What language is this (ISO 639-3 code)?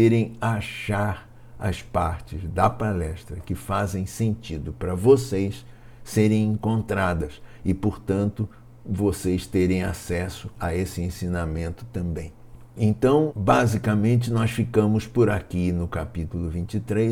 por